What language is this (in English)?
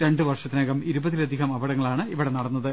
Malayalam